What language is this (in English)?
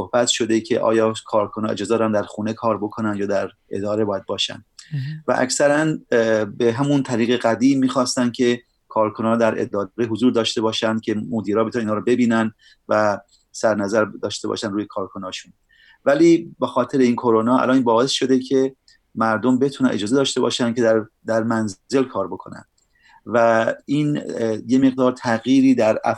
Persian